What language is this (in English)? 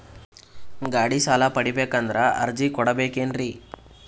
Kannada